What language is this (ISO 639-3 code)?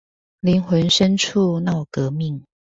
zho